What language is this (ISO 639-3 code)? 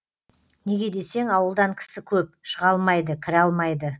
kaz